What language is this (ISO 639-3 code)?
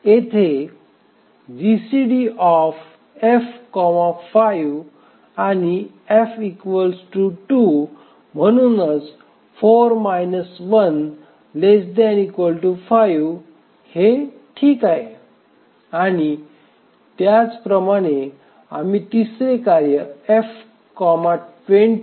mar